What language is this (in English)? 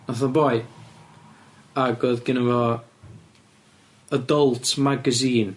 Welsh